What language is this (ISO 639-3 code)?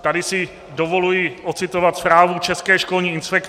ces